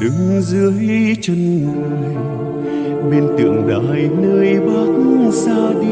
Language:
Vietnamese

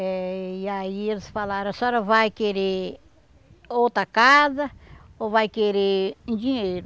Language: Portuguese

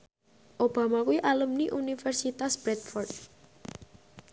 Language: Javanese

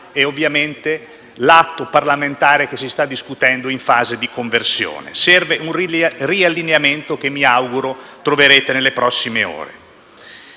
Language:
Italian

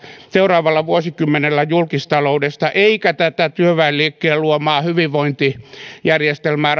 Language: Finnish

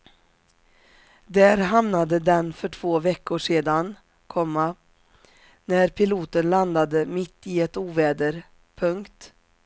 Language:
Swedish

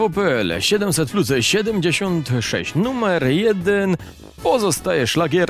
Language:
Polish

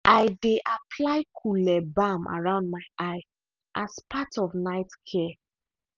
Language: Nigerian Pidgin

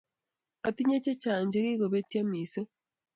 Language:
Kalenjin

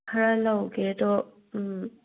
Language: Manipuri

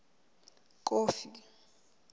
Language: Southern Sotho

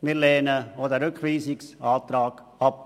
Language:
Swiss German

